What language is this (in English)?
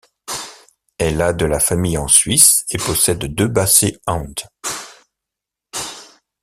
French